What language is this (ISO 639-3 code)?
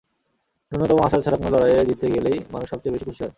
ben